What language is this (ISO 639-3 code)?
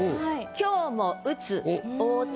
jpn